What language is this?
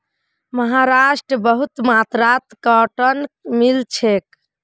Magahi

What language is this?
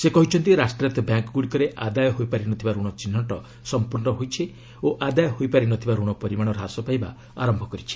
Odia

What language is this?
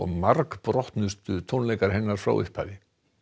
Icelandic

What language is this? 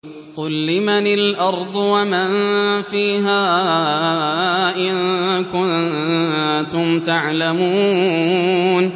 Arabic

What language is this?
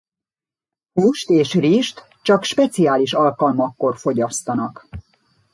Hungarian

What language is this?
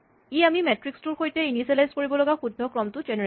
Assamese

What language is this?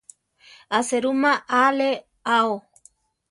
Central Tarahumara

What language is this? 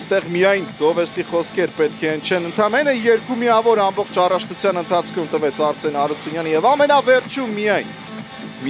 Romanian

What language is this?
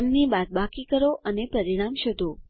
Gujarati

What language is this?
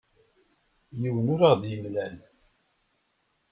Kabyle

